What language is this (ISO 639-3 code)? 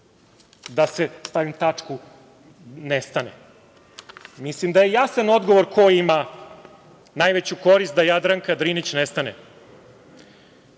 srp